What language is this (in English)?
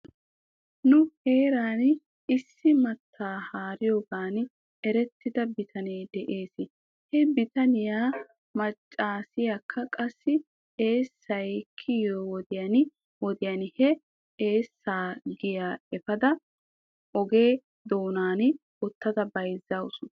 Wolaytta